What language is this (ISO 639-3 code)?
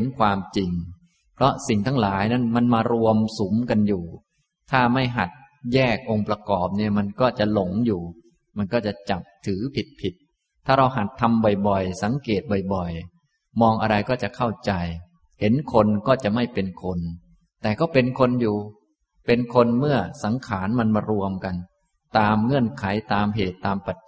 tha